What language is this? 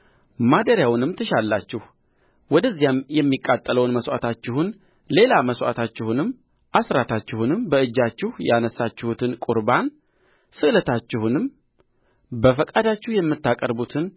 Amharic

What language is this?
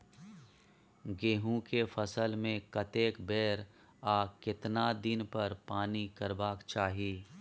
Maithili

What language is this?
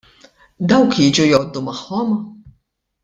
Maltese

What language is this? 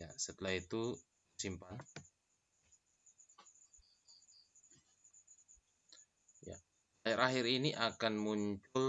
Indonesian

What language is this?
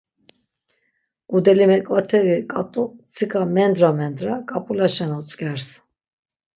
Laz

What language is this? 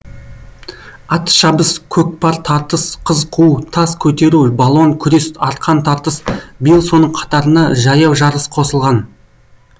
Kazakh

